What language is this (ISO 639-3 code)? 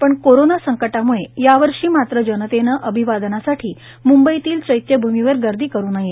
mar